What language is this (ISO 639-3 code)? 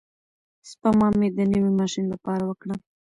pus